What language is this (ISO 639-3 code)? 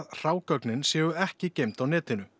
isl